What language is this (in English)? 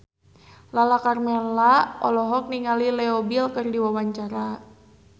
Sundanese